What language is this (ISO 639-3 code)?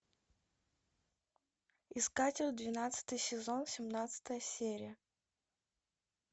rus